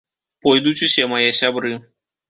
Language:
Belarusian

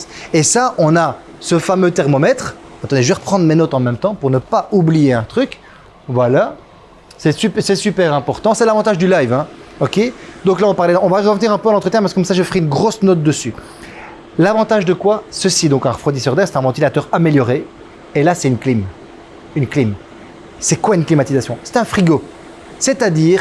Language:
French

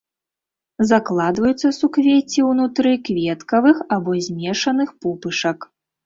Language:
Belarusian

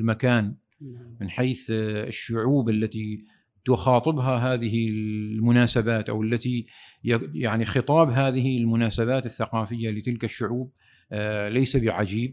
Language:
Arabic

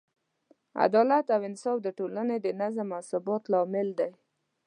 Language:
Pashto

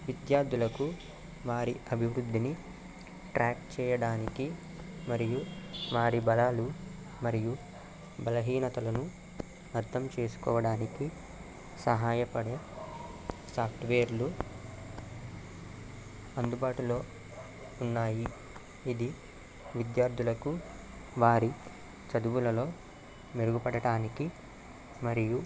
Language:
Telugu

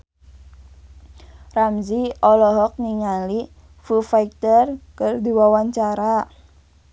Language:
Sundanese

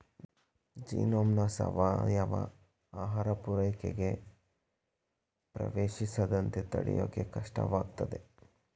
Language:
Kannada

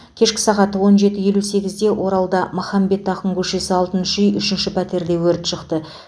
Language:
Kazakh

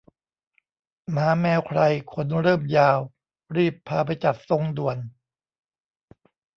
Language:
Thai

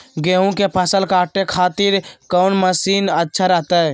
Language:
Magahi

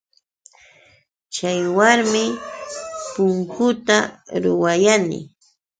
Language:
Yauyos Quechua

